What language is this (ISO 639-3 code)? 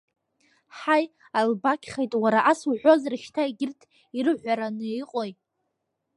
abk